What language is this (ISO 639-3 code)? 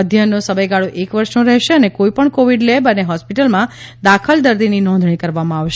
guj